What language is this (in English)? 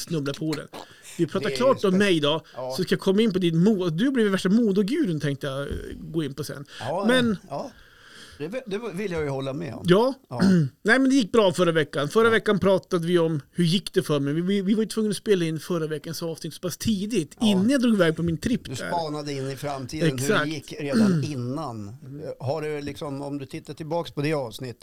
Swedish